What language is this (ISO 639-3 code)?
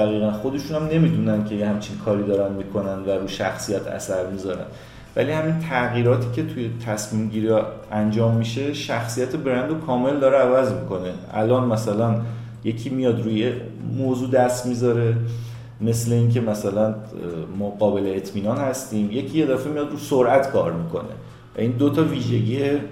fas